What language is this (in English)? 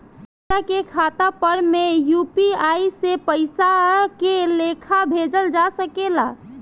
Bhojpuri